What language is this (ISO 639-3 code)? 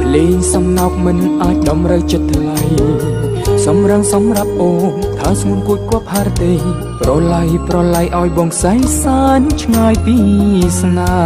tha